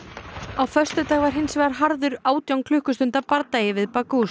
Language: Icelandic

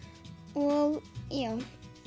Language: Icelandic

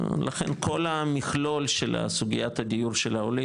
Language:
Hebrew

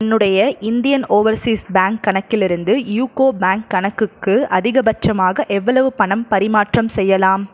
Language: Tamil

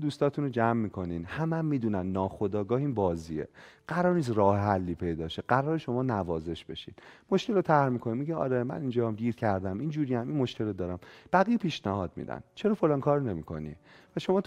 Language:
Persian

